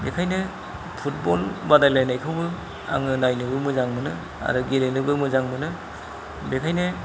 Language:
Bodo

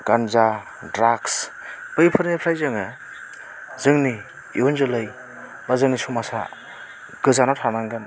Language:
Bodo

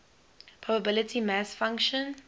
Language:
English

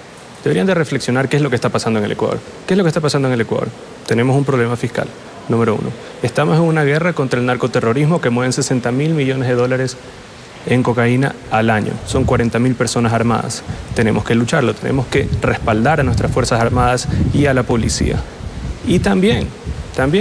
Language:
Spanish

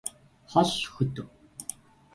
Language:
Mongolian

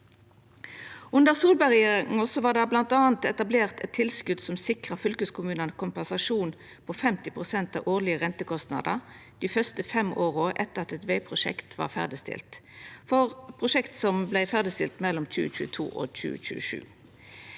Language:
Norwegian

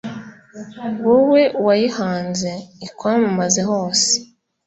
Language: Kinyarwanda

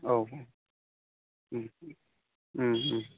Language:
Bodo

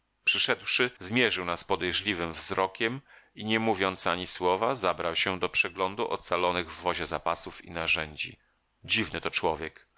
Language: Polish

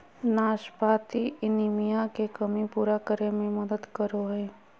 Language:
Magahi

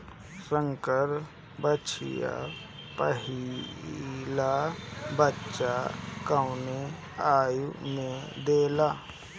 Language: Bhojpuri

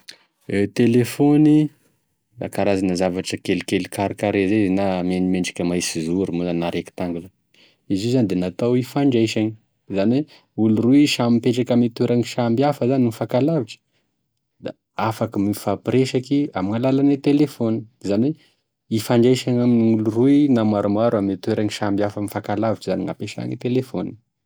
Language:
Tesaka Malagasy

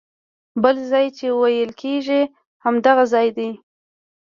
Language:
Pashto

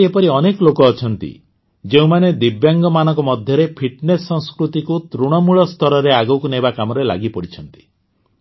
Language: Odia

